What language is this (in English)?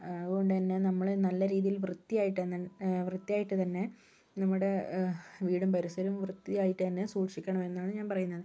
Malayalam